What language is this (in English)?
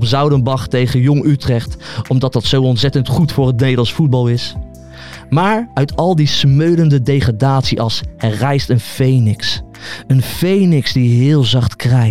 Dutch